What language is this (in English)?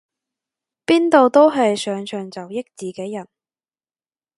Cantonese